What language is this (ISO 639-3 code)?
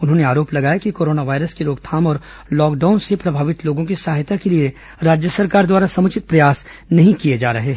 hin